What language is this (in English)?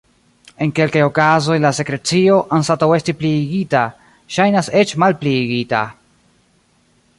Esperanto